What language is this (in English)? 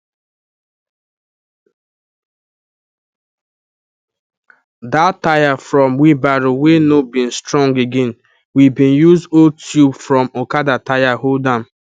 Nigerian Pidgin